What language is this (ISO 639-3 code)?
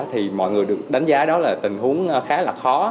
vie